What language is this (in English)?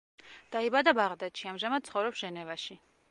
Georgian